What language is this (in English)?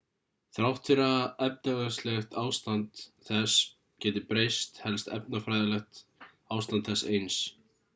Icelandic